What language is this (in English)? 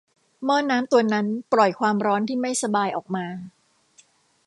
Thai